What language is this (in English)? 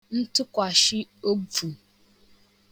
Igbo